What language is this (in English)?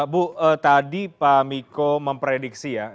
Indonesian